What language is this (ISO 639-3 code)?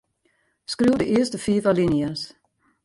fry